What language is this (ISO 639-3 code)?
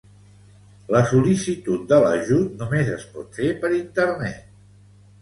cat